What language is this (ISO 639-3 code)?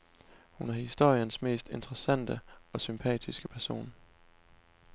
dan